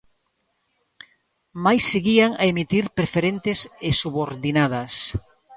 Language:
Galician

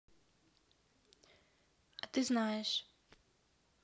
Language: Russian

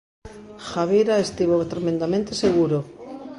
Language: Galician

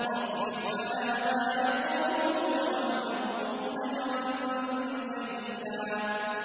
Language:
Arabic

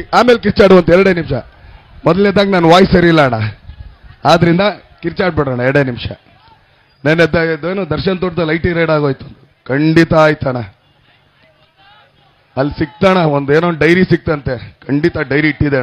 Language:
Kannada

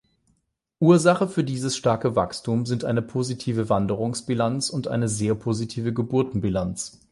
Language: German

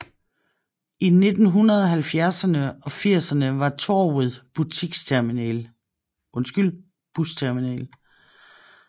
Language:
Danish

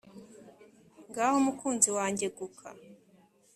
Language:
Kinyarwanda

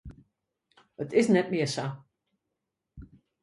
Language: Western Frisian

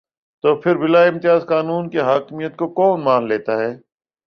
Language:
Urdu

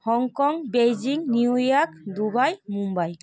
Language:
Bangla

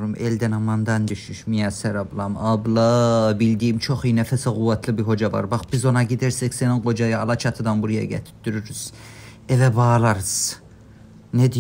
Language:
Turkish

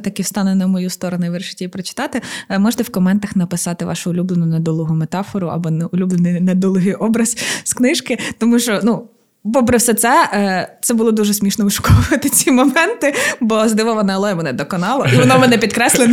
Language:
Ukrainian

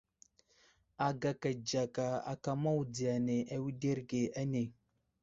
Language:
Wuzlam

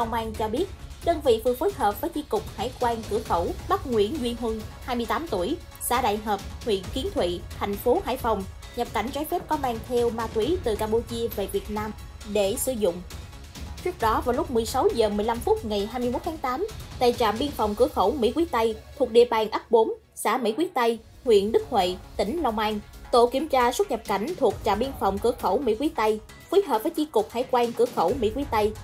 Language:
Vietnamese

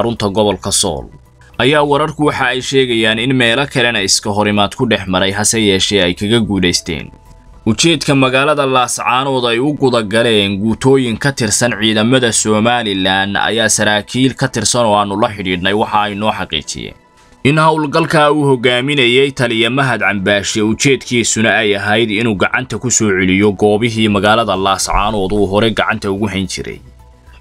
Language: Arabic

